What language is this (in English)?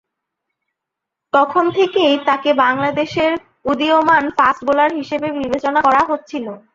Bangla